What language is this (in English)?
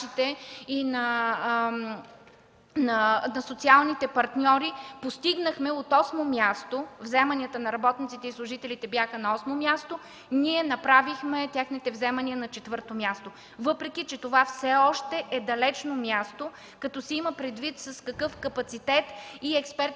Bulgarian